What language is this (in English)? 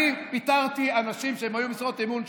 Hebrew